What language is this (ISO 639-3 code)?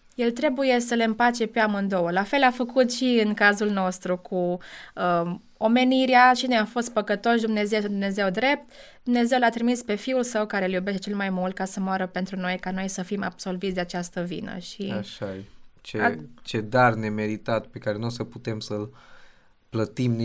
ron